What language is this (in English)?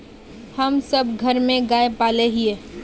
Magahi